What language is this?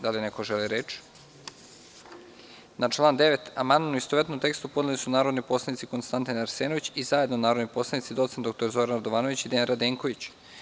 Serbian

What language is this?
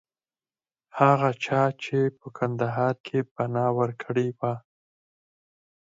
Pashto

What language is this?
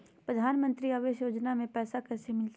Magahi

